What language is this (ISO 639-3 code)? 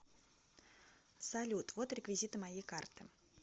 rus